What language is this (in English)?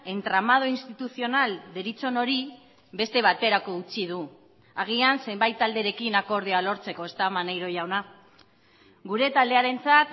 Basque